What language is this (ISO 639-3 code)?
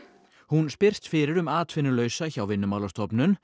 isl